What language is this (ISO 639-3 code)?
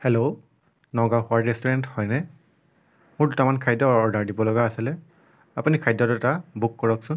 asm